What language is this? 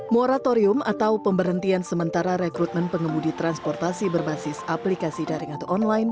Indonesian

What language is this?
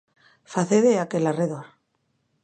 Galician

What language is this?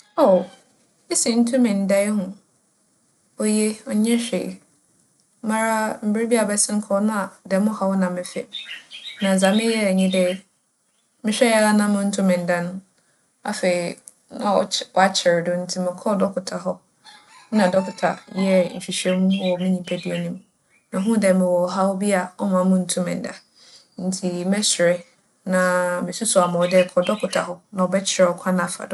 Akan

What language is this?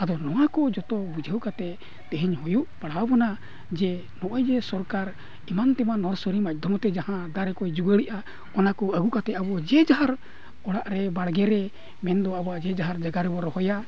Santali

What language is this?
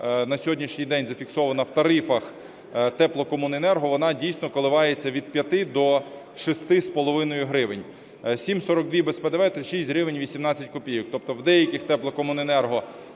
Ukrainian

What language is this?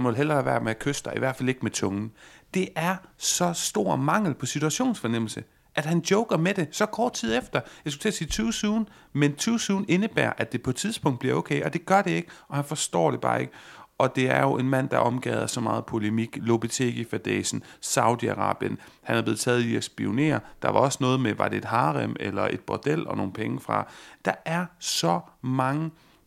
Danish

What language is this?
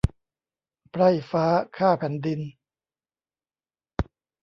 Thai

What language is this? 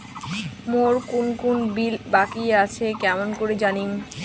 Bangla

